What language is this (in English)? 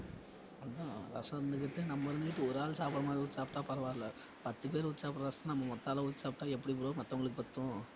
Tamil